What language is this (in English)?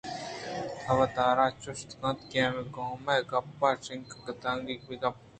Eastern Balochi